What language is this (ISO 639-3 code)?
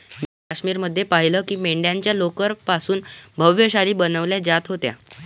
mar